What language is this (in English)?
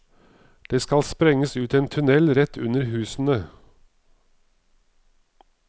Norwegian